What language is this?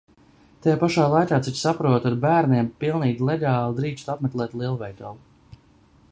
Latvian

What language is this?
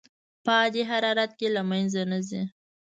Pashto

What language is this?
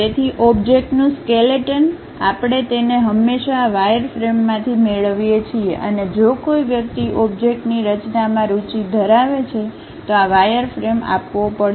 Gujarati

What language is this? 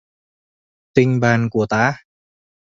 Vietnamese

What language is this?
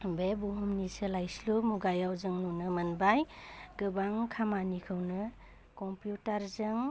Bodo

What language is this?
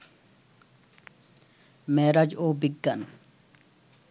Bangla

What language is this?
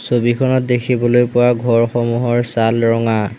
Assamese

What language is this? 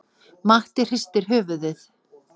Icelandic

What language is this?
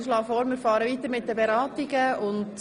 Swiss German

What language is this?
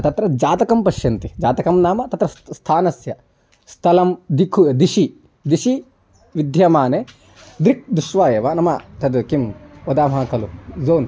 Sanskrit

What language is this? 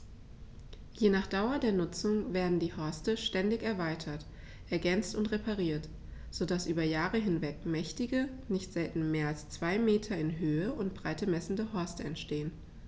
German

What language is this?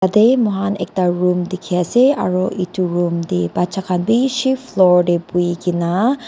Naga Pidgin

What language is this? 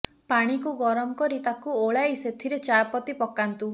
Odia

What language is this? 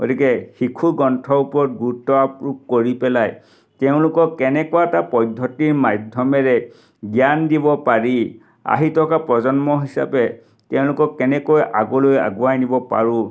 Assamese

